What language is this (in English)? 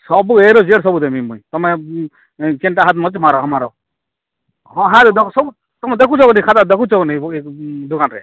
Odia